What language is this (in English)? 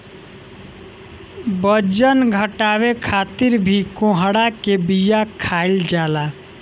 Bhojpuri